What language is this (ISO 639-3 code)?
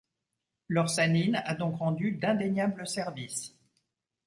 fra